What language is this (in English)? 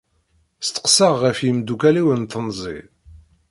Kabyle